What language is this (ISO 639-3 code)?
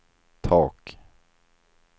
swe